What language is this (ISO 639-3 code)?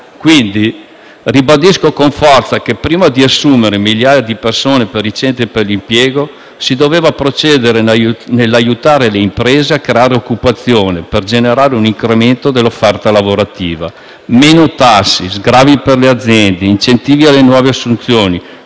ita